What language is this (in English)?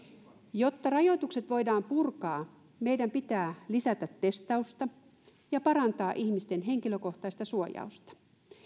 Finnish